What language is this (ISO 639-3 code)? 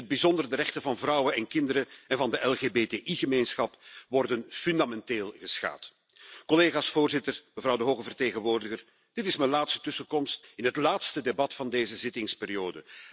nld